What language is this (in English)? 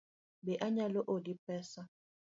Luo (Kenya and Tanzania)